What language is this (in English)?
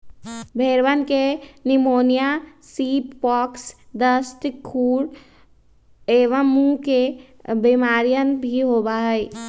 Magahi